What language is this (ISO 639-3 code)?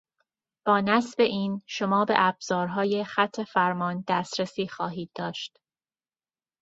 fas